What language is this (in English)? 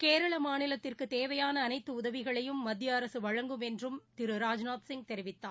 Tamil